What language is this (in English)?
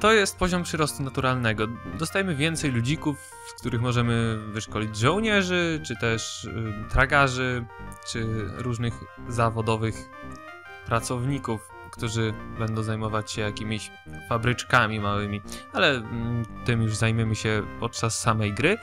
Polish